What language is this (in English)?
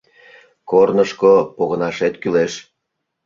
Mari